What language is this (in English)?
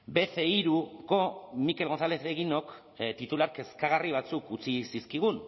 Basque